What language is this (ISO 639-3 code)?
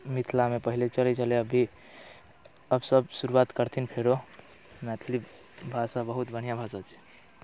mai